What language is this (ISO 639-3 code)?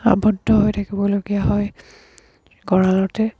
asm